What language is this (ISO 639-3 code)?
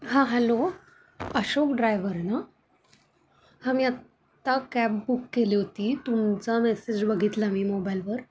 mar